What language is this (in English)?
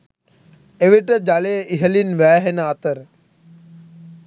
Sinhala